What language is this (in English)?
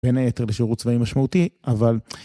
Hebrew